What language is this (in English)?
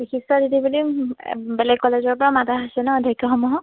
Assamese